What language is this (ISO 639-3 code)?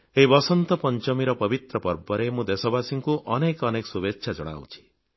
ori